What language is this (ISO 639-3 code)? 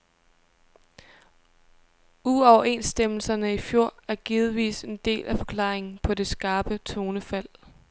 dan